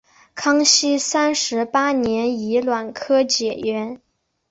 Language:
Chinese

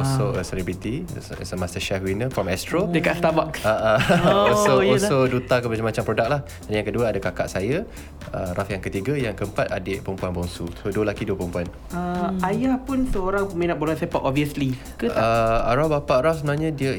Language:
Malay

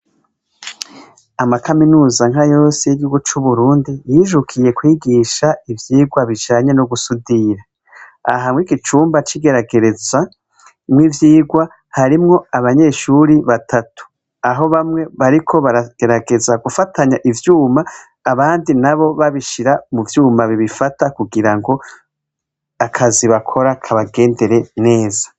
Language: Rundi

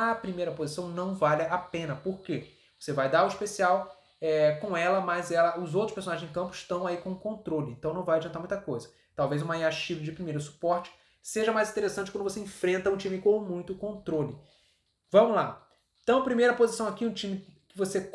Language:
Portuguese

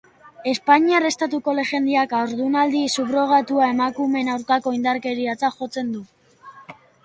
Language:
Basque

